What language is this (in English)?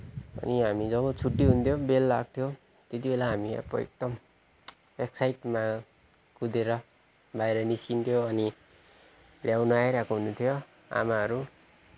Nepali